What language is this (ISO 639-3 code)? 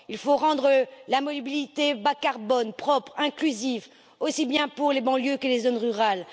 fra